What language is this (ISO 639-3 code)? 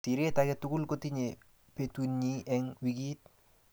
kln